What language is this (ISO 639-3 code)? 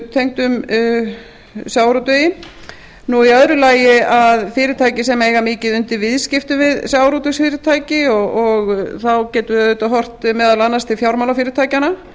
isl